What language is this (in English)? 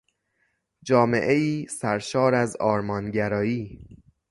Persian